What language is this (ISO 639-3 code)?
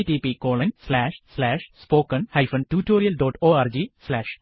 mal